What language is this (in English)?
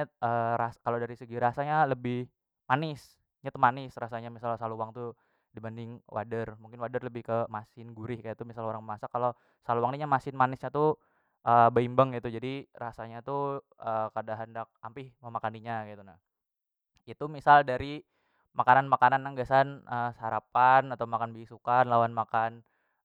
Banjar